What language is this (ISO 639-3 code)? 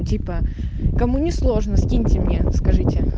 rus